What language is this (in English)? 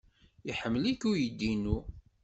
Kabyle